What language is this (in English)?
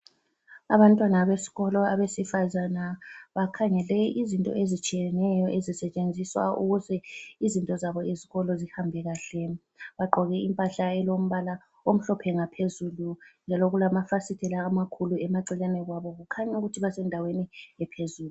North Ndebele